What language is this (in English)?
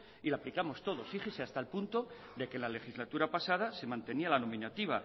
Spanish